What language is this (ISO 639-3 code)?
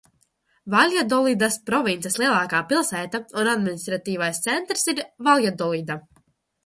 lav